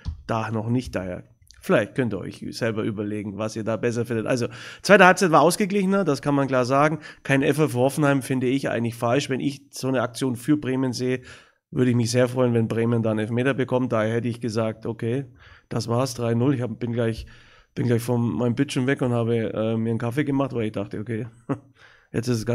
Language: German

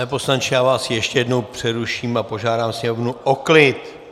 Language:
Czech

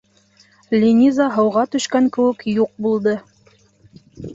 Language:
Bashkir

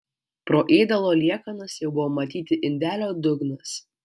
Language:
Lithuanian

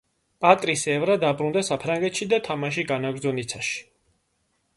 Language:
Georgian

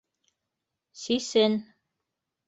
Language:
Bashkir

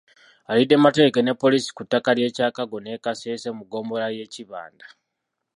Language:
Ganda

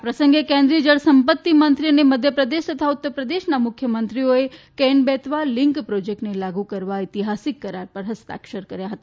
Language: Gujarati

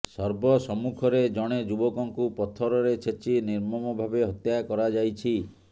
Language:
Odia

